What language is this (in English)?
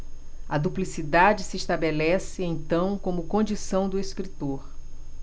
Portuguese